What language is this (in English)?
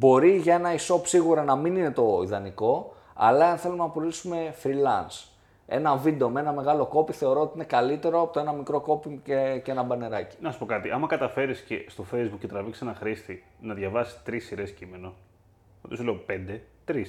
Greek